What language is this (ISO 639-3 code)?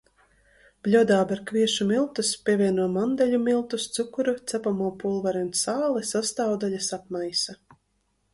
lav